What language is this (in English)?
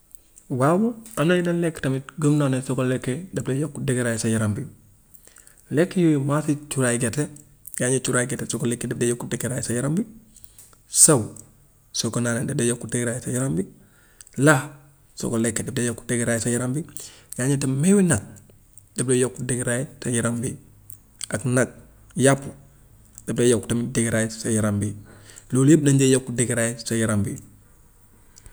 Gambian Wolof